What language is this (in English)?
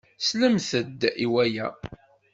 Kabyle